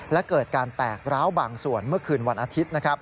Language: Thai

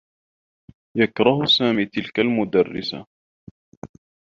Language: Arabic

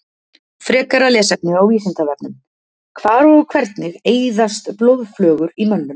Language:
Icelandic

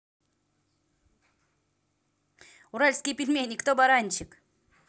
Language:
Russian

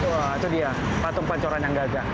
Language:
Indonesian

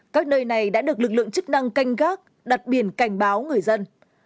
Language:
Vietnamese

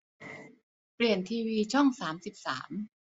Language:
Thai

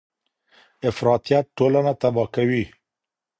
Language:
Pashto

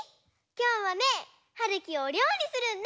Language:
Japanese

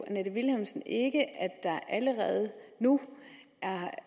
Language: Danish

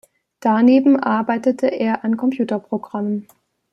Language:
German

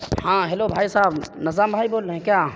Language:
Urdu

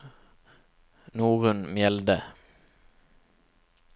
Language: Norwegian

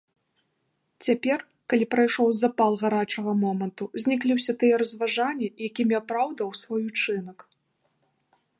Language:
Belarusian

